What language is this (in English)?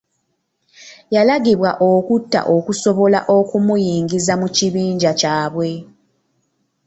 Ganda